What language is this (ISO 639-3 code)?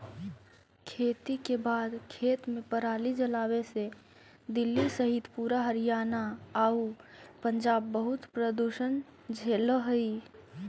mag